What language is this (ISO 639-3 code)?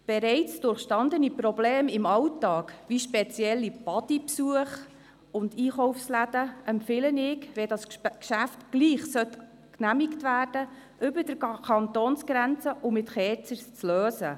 gsw